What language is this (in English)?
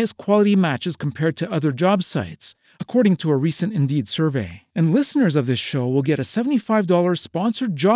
Malay